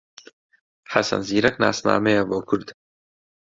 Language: Central Kurdish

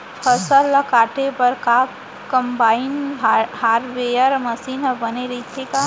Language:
Chhattisgarhi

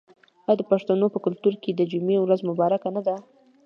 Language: Pashto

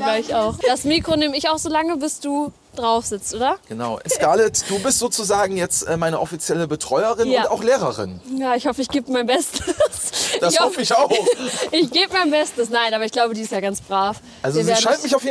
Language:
German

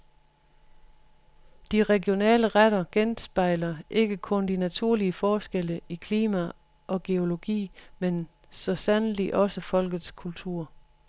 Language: Danish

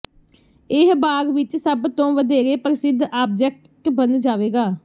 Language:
Punjabi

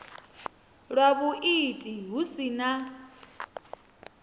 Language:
Venda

